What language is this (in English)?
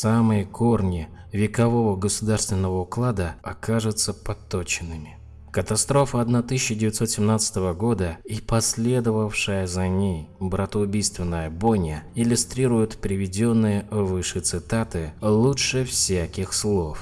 Russian